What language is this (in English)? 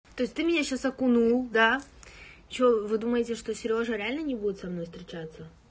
Russian